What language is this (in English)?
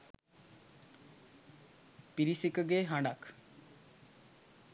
Sinhala